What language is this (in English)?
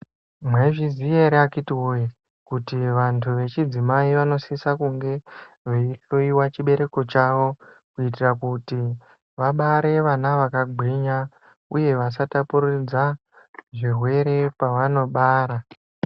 Ndau